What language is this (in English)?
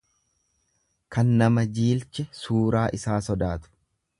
Oromo